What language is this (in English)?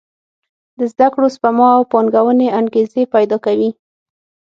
Pashto